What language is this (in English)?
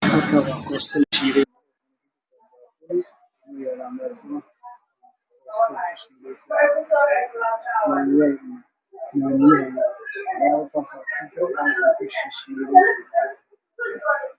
Somali